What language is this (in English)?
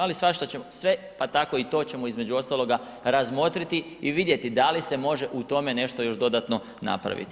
Croatian